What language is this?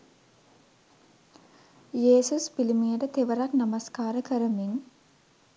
Sinhala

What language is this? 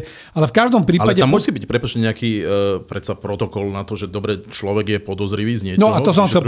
Slovak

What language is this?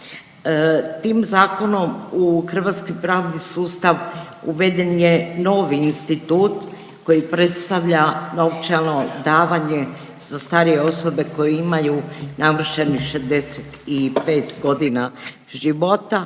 Croatian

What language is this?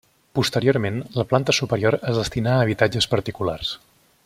Catalan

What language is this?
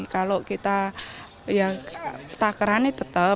Indonesian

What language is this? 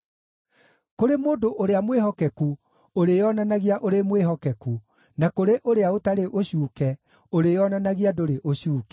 Kikuyu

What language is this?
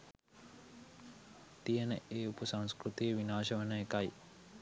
Sinhala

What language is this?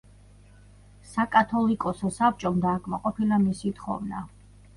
Georgian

